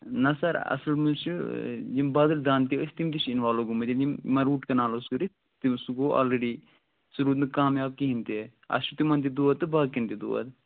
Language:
Kashmiri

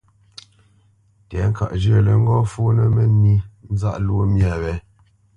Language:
Bamenyam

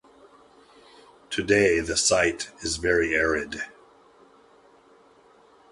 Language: English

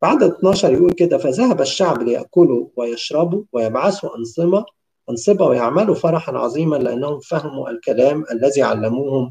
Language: Arabic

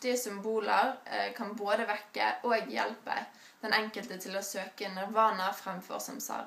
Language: Norwegian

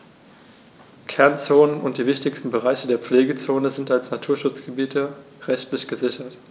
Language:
German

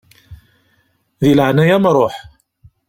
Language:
Kabyle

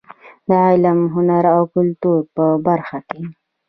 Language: Pashto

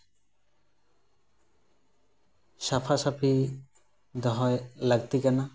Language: Santali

